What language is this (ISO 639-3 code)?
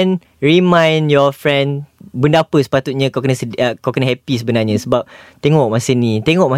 msa